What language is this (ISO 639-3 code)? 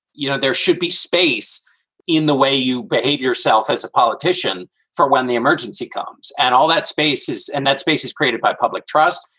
eng